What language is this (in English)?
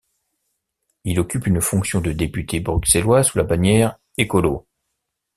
French